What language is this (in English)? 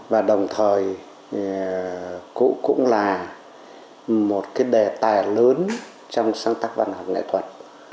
Vietnamese